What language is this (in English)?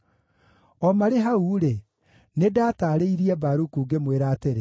Kikuyu